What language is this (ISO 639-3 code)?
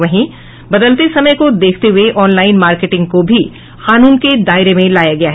hin